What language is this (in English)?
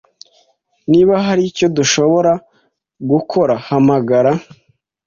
Kinyarwanda